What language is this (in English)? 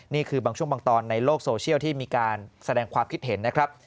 Thai